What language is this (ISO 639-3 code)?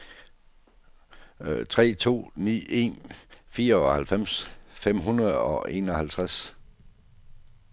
dan